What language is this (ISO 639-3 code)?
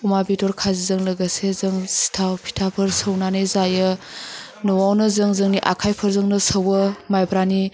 brx